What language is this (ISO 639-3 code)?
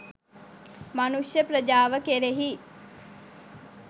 sin